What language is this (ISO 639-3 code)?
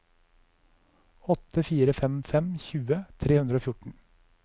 nor